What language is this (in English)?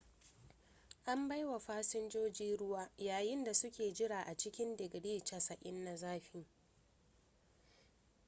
Hausa